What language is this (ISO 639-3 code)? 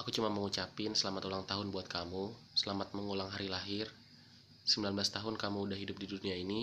ind